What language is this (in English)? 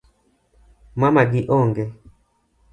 Luo (Kenya and Tanzania)